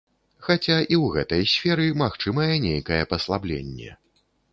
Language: Belarusian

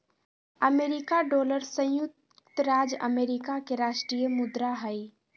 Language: Magahi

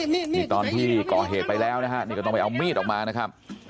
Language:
Thai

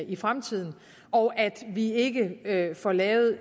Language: Danish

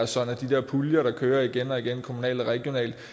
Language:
Danish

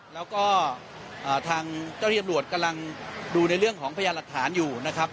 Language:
Thai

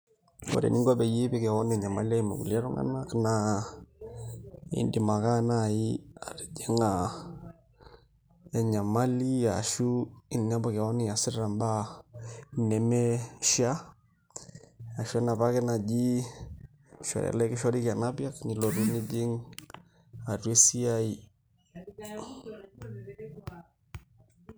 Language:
Masai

